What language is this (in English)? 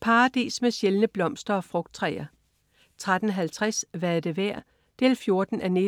Danish